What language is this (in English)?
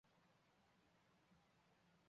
Chinese